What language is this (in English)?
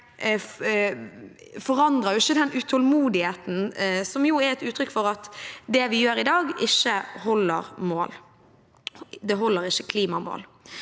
Norwegian